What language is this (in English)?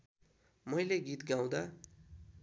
Nepali